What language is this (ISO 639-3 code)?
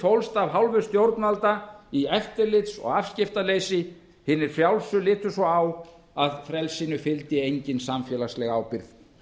isl